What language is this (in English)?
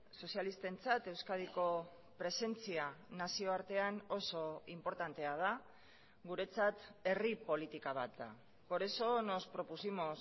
Basque